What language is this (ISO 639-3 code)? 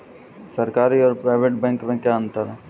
hin